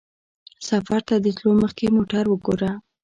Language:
Pashto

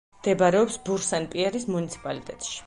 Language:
Georgian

